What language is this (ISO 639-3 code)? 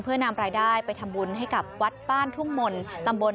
tha